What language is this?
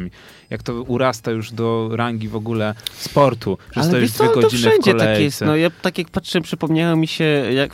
Polish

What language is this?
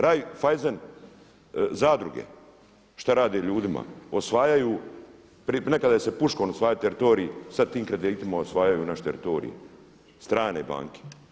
Croatian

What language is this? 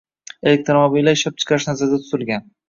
Uzbek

